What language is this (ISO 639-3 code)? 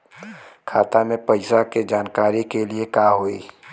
bho